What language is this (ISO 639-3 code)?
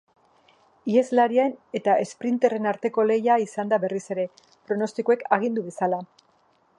eus